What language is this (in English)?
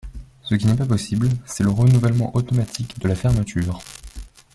French